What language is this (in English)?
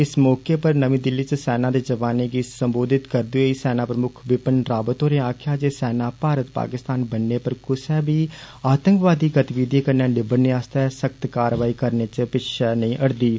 Dogri